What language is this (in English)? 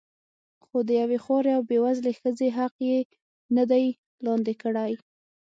Pashto